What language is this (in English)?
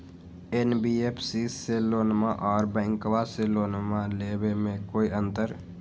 Magahi